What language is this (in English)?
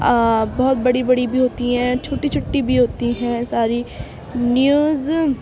Urdu